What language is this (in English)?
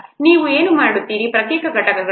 Kannada